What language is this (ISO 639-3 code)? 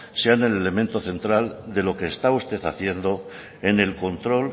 spa